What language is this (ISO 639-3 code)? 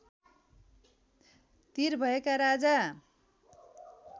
nep